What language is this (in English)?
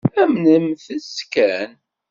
Kabyle